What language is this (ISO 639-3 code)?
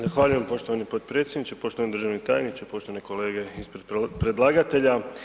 hrv